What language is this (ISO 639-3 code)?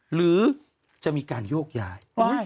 tha